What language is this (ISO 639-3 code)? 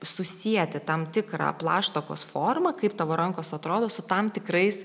lit